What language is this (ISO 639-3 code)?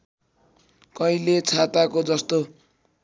nep